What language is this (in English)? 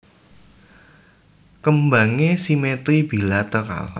Javanese